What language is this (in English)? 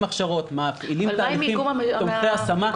Hebrew